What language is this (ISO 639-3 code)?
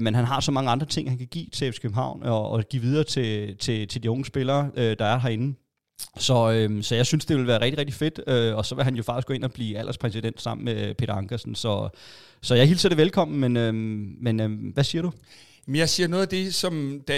dan